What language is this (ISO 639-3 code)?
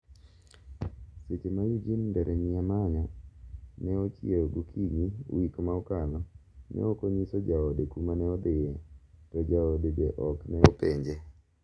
luo